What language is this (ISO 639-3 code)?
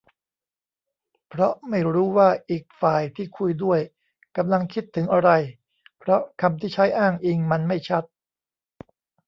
tha